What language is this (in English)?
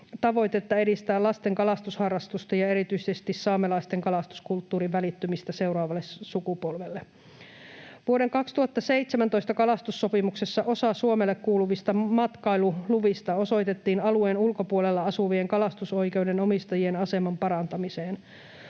Finnish